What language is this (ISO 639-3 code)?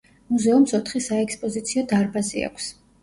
kat